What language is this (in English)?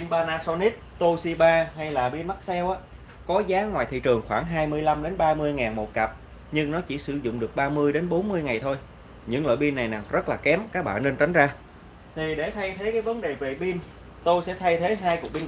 Vietnamese